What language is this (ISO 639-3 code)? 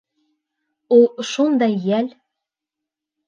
bak